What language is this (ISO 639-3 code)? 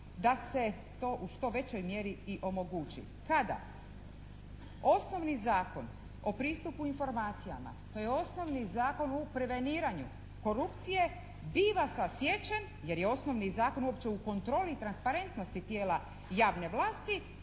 hrv